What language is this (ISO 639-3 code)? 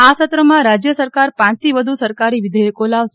guj